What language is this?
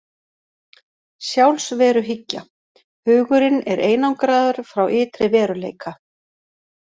Icelandic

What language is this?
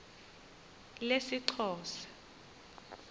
Xhosa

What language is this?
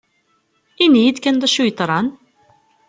Kabyle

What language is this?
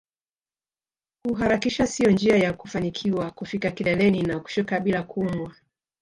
Swahili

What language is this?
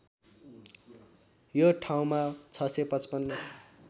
Nepali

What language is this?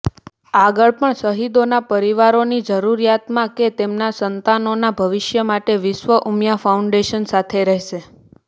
Gujarati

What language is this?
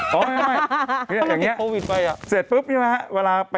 Thai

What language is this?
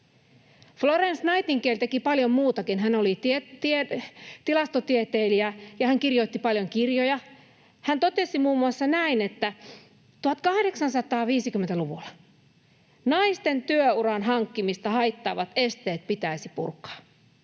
Finnish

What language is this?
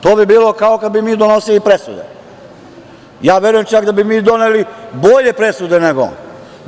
Serbian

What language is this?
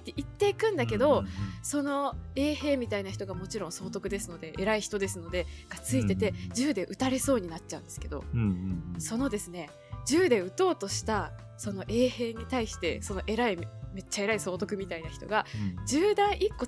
Japanese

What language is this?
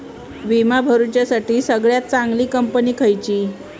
Marathi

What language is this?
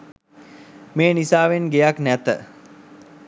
Sinhala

